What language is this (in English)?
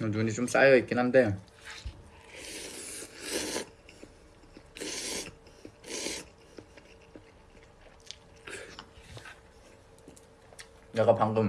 Korean